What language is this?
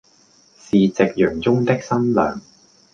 Cantonese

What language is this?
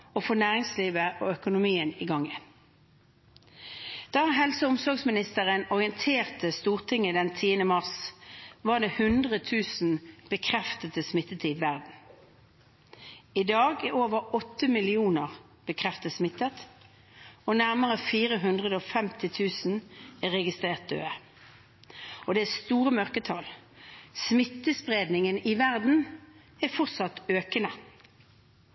Norwegian Bokmål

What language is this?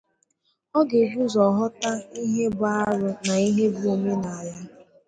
Igbo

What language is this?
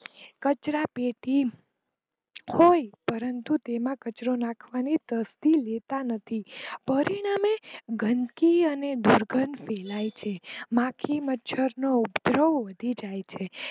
Gujarati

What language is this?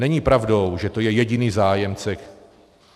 Czech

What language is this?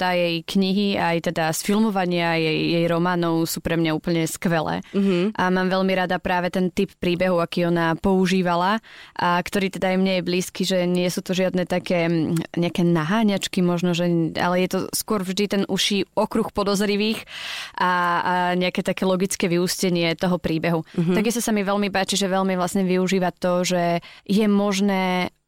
Slovak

